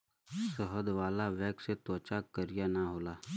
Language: Bhojpuri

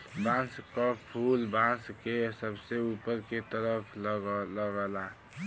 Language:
Bhojpuri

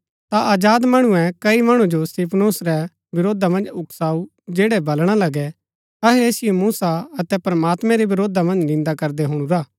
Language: Gaddi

